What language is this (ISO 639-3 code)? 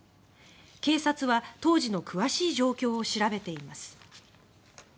jpn